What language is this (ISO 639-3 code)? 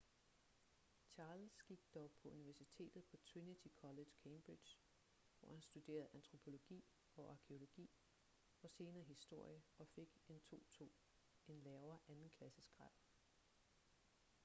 dan